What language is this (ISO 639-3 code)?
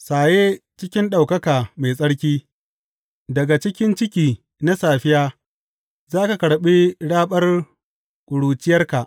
hau